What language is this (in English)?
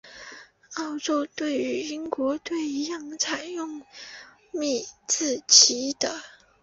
Chinese